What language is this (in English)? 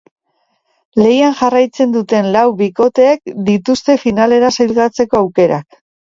Basque